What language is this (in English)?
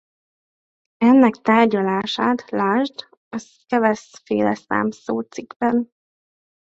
Hungarian